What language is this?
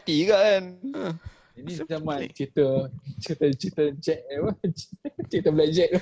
Malay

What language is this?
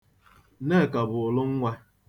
Igbo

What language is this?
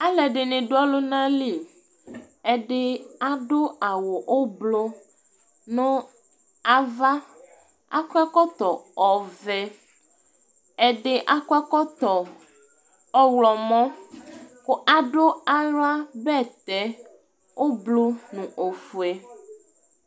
Ikposo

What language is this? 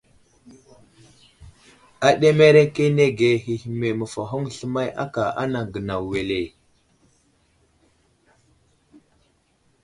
Wuzlam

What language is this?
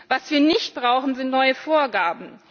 German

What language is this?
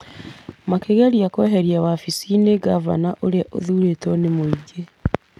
Kikuyu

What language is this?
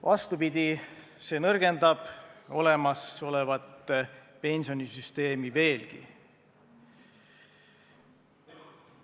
Estonian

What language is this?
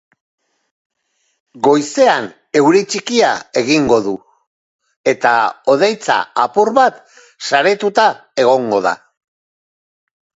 Basque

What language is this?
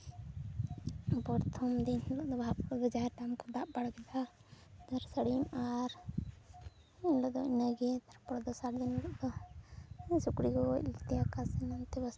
Santali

